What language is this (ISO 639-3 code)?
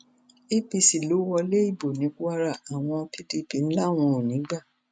yor